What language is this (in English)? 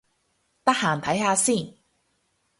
Cantonese